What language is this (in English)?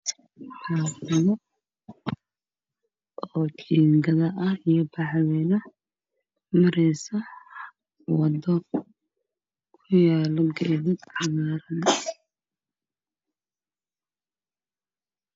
Somali